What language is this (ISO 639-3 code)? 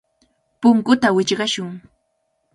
qvl